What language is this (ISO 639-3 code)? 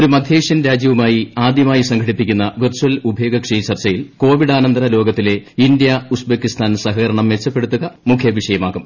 mal